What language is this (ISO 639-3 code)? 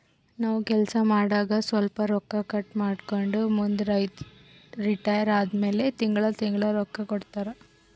kan